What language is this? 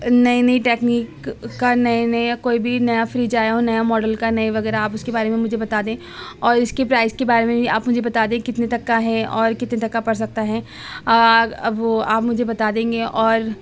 Urdu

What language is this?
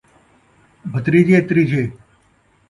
Saraiki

